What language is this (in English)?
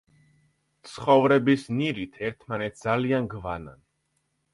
Georgian